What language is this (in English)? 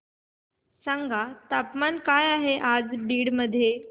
Marathi